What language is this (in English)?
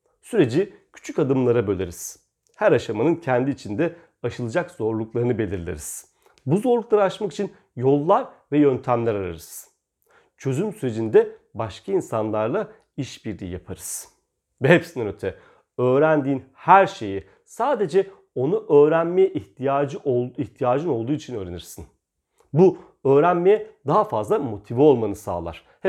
Turkish